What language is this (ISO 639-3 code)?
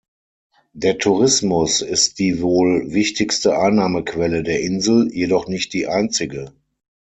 deu